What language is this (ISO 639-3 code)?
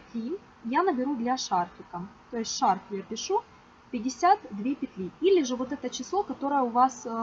rus